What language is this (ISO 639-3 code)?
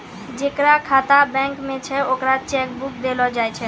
mai